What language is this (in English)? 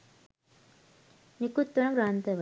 Sinhala